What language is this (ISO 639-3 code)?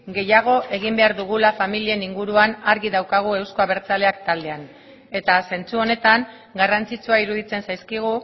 eus